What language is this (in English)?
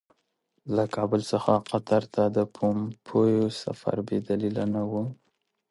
Pashto